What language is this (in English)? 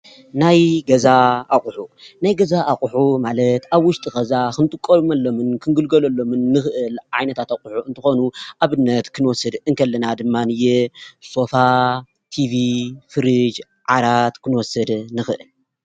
Tigrinya